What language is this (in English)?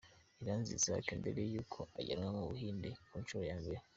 Kinyarwanda